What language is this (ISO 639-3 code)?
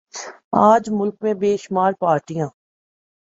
urd